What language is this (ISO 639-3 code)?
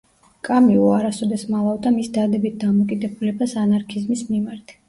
kat